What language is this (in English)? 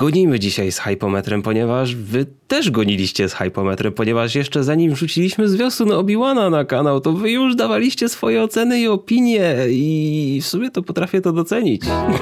Polish